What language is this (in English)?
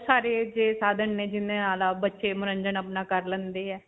Punjabi